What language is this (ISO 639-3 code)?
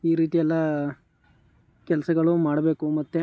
kan